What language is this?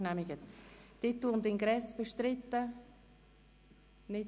Swiss German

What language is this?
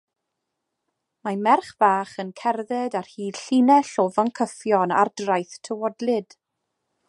Welsh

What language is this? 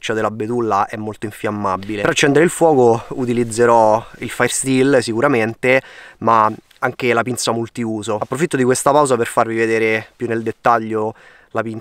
Italian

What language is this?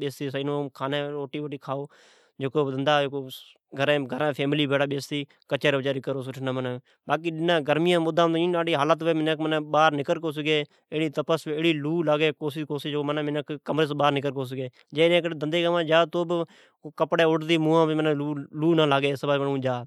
Od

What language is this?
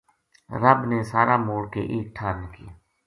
Gujari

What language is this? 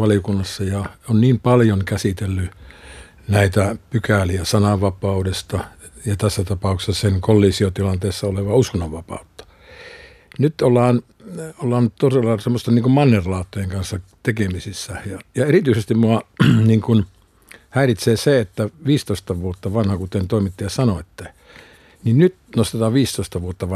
Finnish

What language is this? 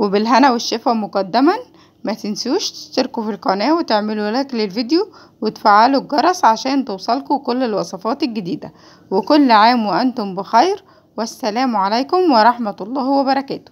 Arabic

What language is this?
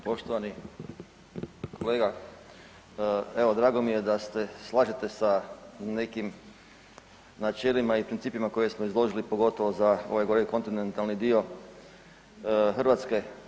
Croatian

